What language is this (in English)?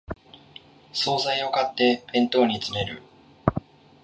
Japanese